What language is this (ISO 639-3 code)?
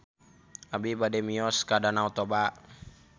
sun